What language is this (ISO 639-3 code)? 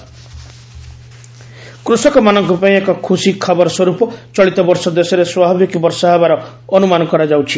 ori